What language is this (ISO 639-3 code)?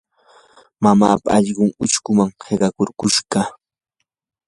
qur